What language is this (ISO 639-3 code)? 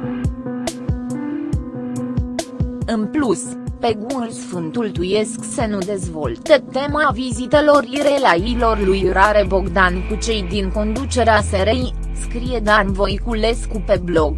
ron